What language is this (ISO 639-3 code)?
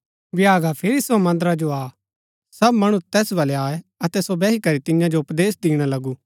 gbk